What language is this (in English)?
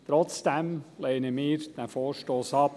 Swiss German